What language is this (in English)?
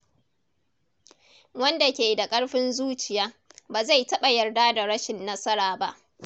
Hausa